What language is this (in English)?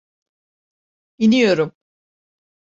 Turkish